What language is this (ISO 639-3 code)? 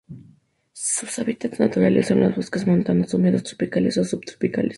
spa